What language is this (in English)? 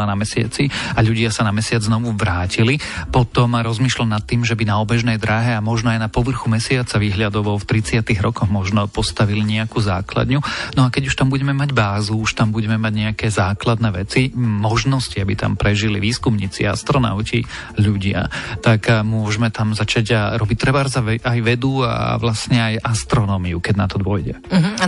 Slovak